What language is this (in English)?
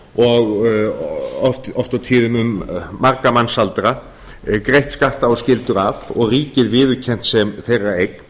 Icelandic